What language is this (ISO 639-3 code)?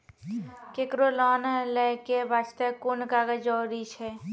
mai